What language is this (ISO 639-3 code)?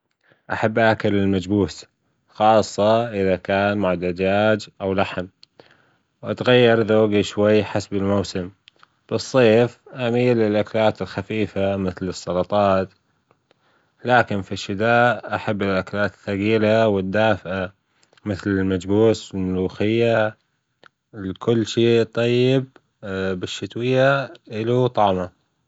afb